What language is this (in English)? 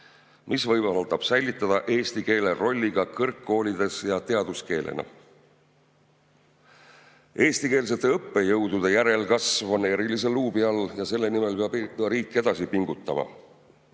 Estonian